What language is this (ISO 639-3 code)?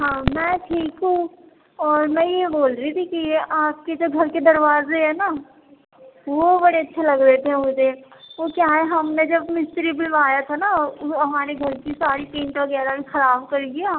urd